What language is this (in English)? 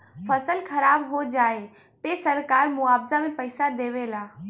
Bhojpuri